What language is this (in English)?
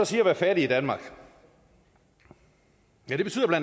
Danish